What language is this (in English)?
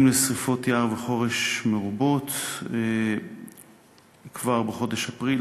Hebrew